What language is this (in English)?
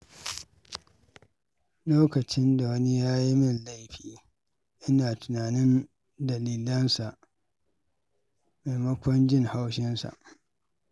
Hausa